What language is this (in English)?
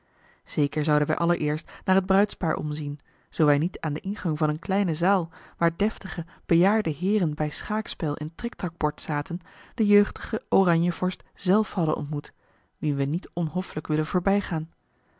Dutch